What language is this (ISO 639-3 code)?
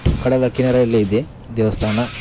kan